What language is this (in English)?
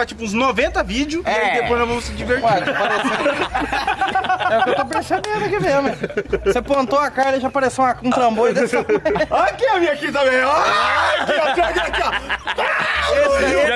Portuguese